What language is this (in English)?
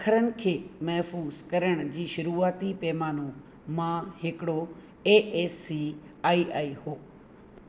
Sindhi